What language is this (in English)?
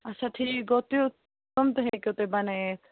Kashmiri